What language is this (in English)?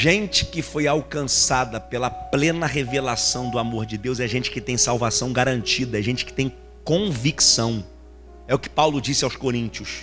Portuguese